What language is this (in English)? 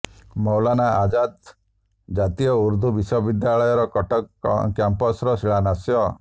Odia